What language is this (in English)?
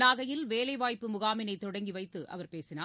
Tamil